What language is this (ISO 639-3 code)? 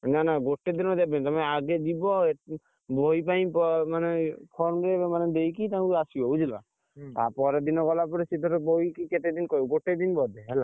ori